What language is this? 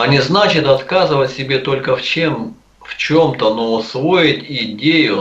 Russian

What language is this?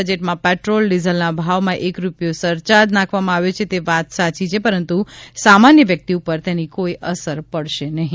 Gujarati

